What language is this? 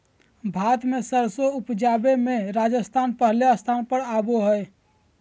Magahi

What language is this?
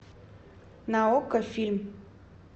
Russian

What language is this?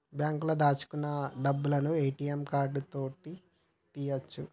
Telugu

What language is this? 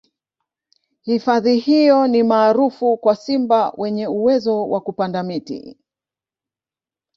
Swahili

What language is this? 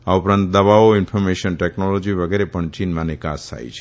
Gujarati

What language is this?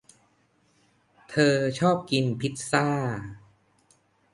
Thai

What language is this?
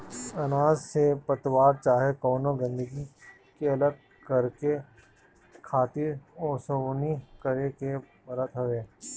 Bhojpuri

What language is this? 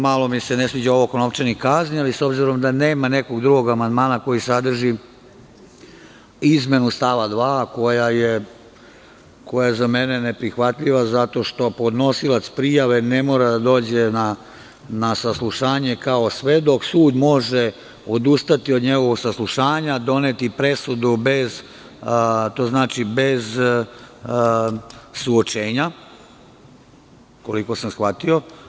Serbian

